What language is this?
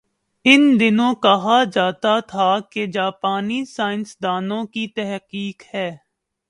Urdu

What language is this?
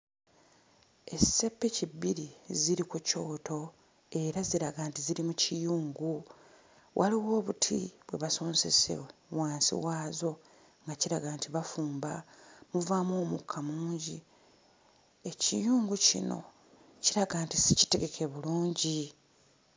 Ganda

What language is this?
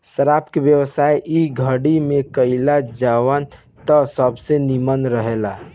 Bhojpuri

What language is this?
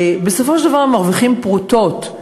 Hebrew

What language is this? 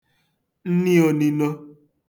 Igbo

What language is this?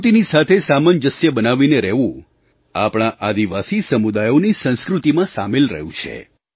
Gujarati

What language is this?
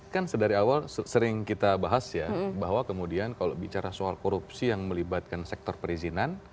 Indonesian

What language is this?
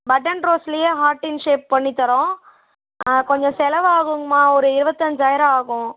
Tamil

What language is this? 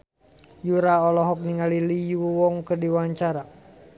Sundanese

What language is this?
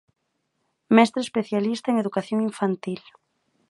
Galician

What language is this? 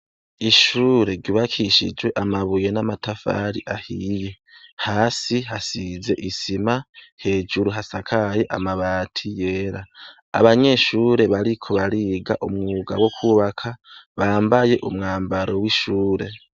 Rundi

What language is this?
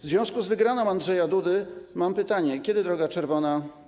Polish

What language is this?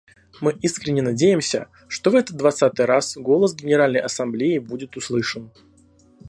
Russian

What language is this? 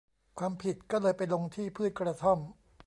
Thai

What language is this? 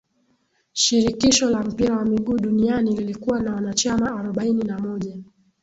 Swahili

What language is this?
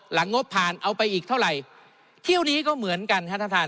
Thai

